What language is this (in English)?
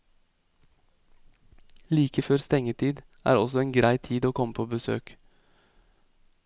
Norwegian